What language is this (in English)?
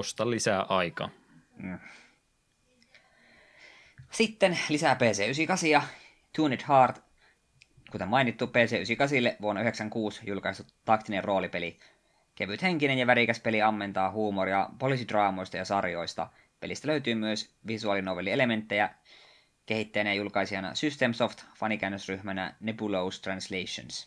Finnish